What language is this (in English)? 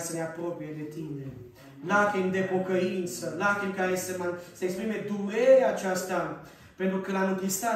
Romanian